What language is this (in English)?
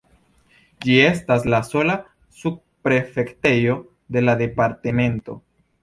Esperanto